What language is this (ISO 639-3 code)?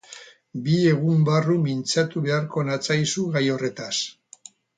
eus